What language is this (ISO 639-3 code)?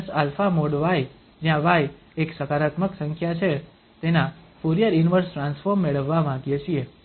guj